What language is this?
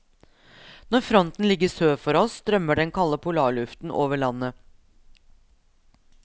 Norwegian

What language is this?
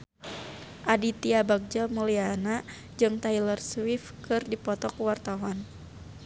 Sundanese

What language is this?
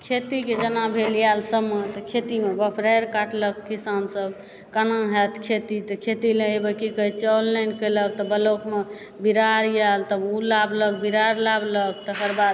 Maithili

